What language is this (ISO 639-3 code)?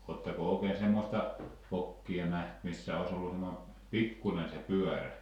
fin